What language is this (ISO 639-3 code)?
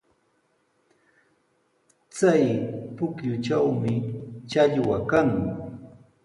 qws